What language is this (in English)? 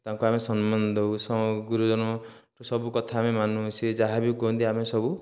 Odia